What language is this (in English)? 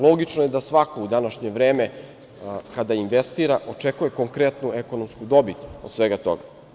Serbian